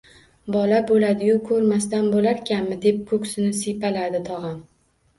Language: Uzbek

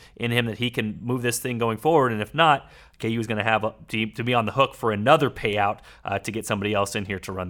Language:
English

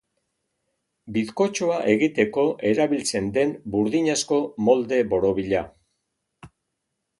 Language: Basque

